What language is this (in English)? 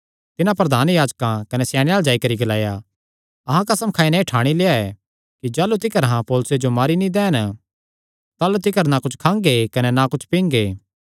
Kangri